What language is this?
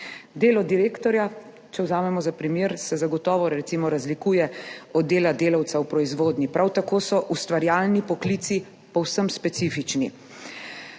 Slovenian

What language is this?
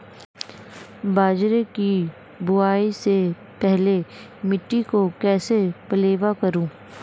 Hindi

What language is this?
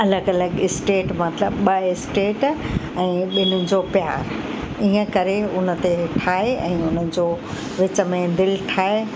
Sindhi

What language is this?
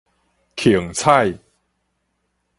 Min Nan Chinese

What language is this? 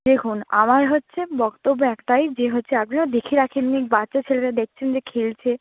Bangla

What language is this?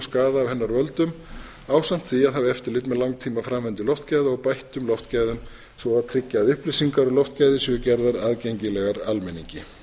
Icelandic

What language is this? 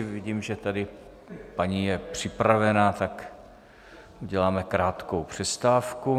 Czech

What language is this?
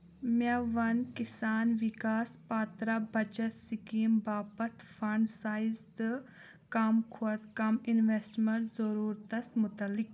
Kashmiri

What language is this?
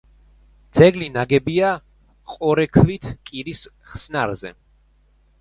Georgian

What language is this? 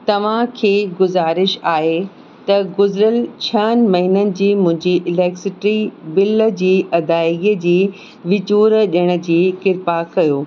Sindhi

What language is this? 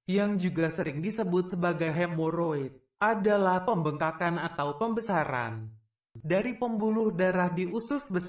Indonesian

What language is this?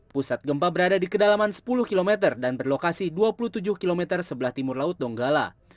Indonesian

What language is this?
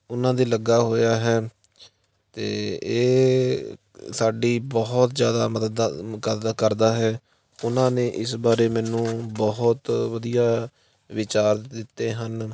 Punjabi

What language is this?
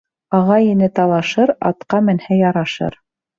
Bashkir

